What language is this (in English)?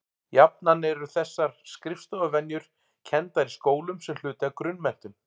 Icelandic